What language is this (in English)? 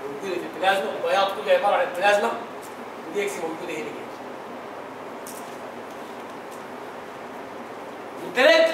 Arabic